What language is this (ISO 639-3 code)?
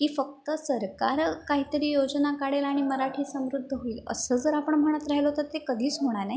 mar